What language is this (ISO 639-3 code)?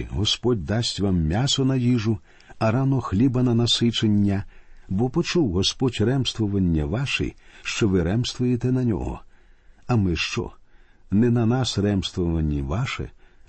ukr